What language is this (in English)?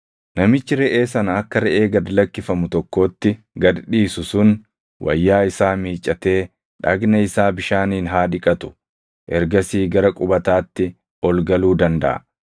Oromo